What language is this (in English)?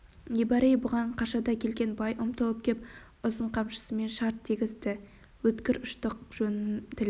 Kazakh